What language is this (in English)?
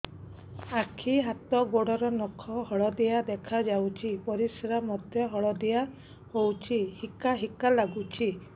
Odia